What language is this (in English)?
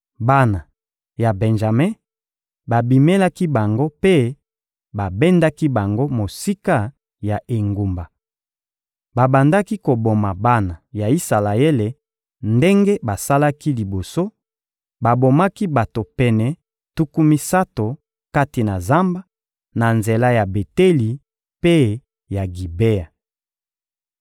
Lingala